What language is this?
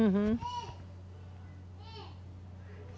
Portuguese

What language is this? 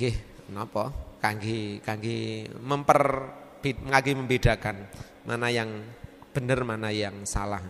Indonesian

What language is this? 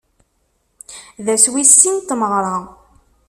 Kabyle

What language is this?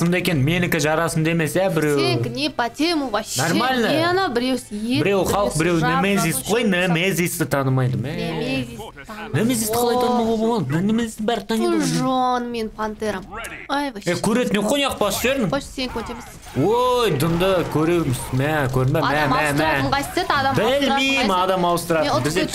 Russian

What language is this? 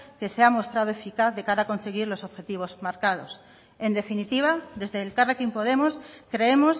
Spanish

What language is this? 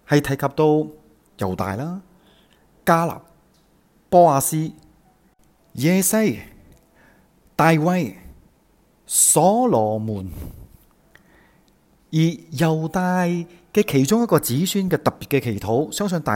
Chinese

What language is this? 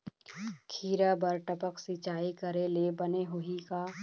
Chhattisgarhi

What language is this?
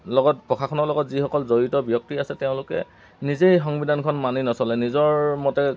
Assamese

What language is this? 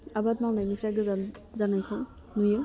Bodo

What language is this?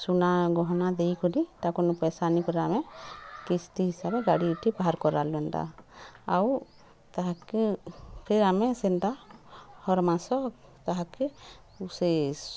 Odia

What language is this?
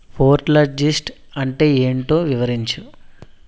Telugu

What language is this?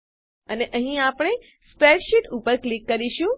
Gujarati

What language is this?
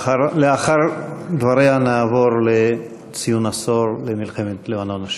Hebrew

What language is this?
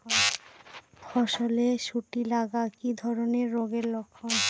Bangla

